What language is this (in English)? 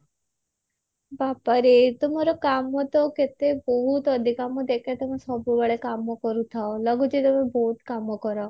Odia